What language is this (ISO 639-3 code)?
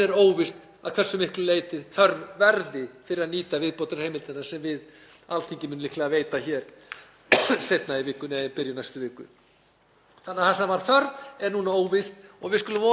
isl